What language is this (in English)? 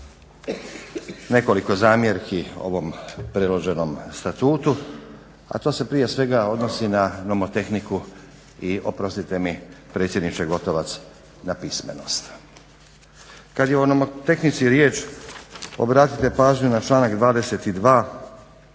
Croatian